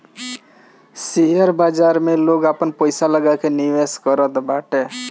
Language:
Bhojpuri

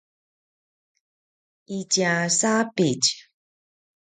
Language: Paiwan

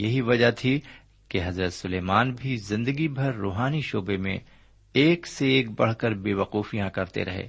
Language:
Urdu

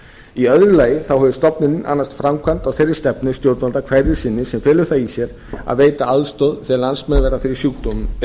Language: Icelandic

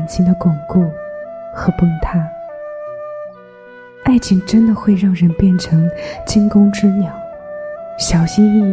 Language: Chinese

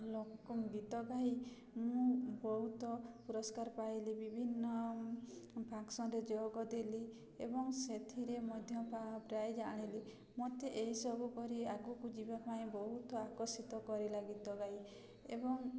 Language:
Odia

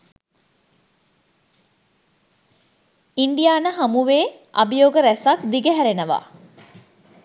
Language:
Sinhala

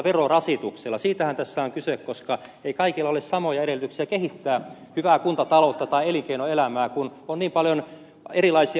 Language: Finnish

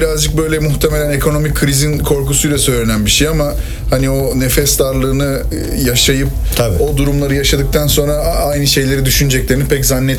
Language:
Turkish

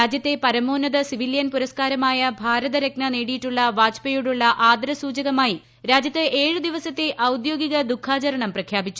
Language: Malayalam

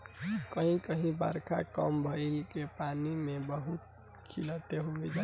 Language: Bhojpuri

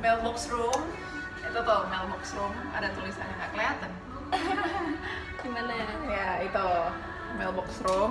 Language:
Indonesian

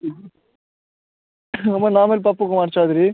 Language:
Maithili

